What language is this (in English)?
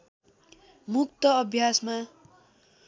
Nepali